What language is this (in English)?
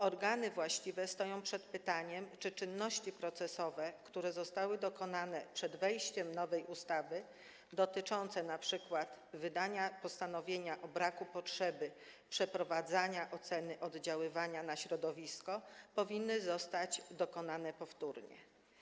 Polish